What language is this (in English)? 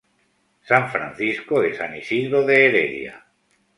Spanish